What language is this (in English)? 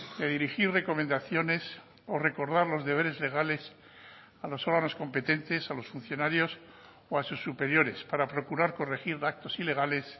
Spanish